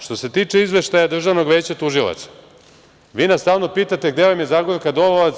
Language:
Serbian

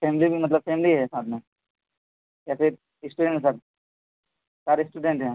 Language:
Urdu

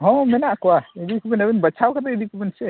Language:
Santali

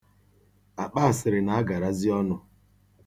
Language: Igbo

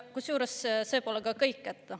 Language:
Estonian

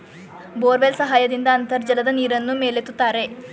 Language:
Kannada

